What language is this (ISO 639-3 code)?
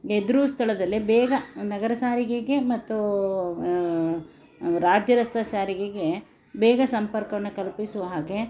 kan